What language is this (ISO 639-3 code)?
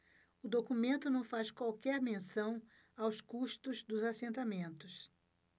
por